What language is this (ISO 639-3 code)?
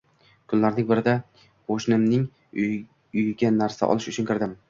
uzb